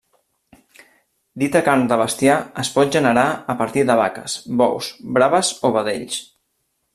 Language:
Catalan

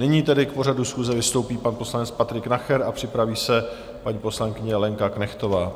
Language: Czech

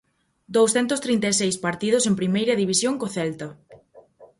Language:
Galician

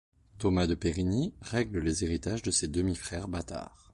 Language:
French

